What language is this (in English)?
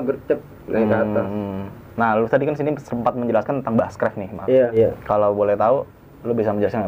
Indonesian